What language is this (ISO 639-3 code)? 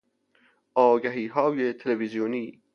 fas